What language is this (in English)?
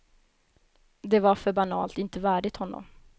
Swedish